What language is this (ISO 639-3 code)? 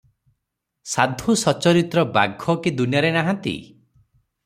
ori